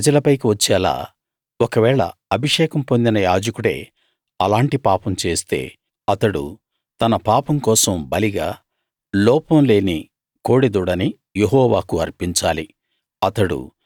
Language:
Telugu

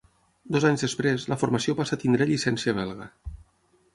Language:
Catalan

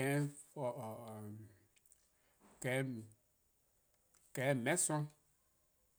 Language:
Eastern Krahn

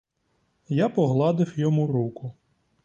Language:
Ukrainian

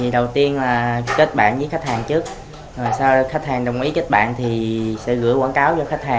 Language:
Vietnamese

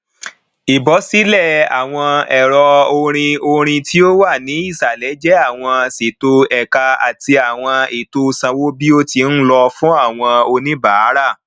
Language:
Yoruba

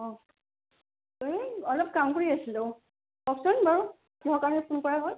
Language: Assamese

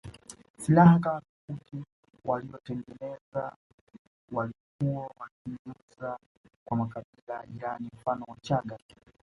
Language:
Swahili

